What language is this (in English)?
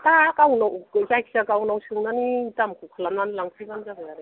Bodo